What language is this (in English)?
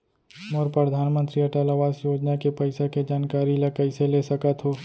Chhattisgarhi